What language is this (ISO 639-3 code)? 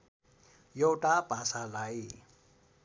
nep